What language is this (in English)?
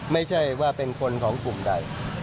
Thai